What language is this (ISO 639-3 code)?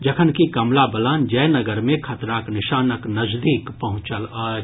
mai